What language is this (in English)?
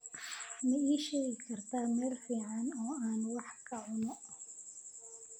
Somali